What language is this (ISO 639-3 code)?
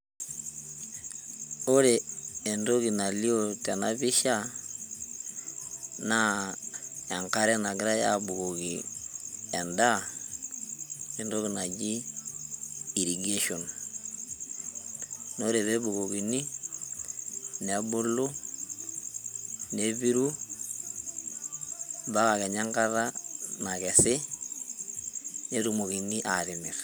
mas